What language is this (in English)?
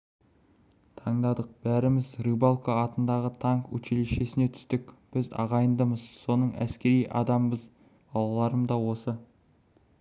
Kazakh